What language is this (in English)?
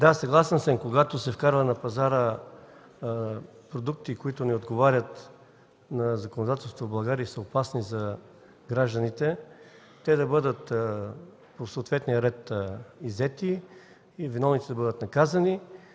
Bulgarian